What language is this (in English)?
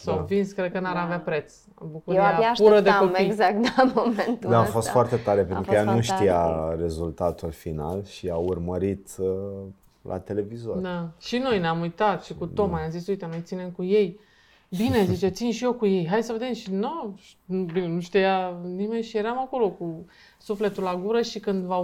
Romanian